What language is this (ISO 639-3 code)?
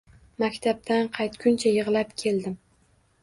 uzb